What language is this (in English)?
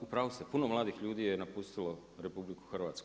Croatian